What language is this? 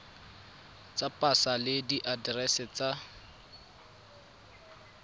Tswana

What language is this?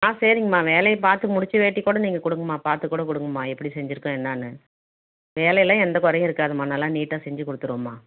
Tamil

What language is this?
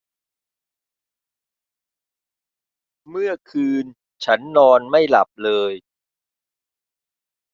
Thai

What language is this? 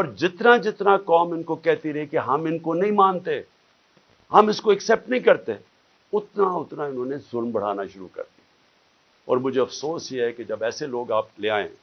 Urdu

